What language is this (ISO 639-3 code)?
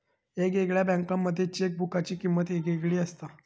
mar